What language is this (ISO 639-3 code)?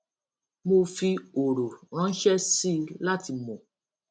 yor